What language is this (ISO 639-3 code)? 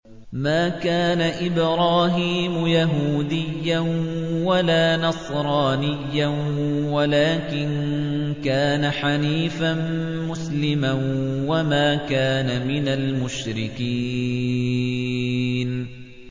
ara